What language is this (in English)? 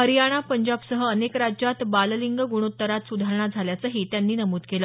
Marathi